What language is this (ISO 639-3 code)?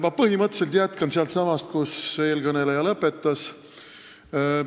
est